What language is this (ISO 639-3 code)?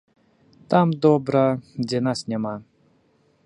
bel